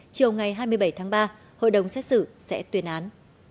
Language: Vietnamese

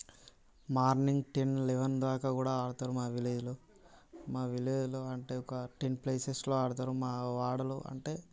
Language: Telugu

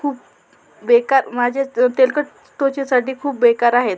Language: Marathi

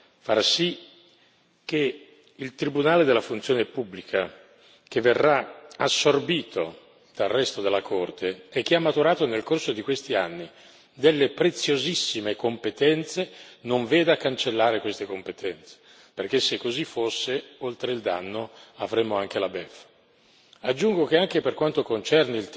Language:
Italian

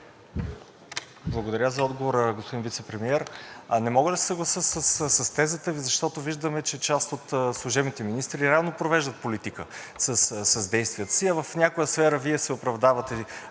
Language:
Bulgarian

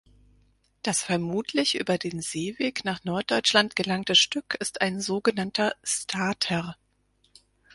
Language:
German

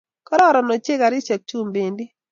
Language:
Kalenjin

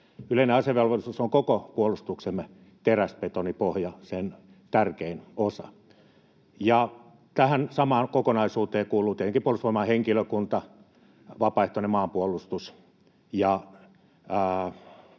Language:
Finnish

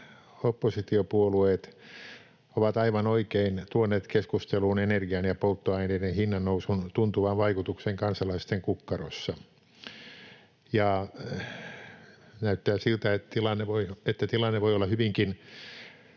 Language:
Finnish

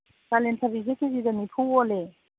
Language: Manipuri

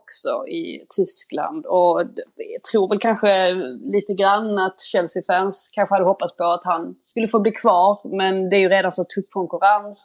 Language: Swedish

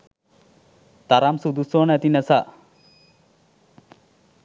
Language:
Sinhala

